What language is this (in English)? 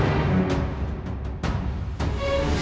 Indonesian